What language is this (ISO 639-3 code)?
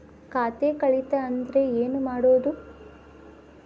kan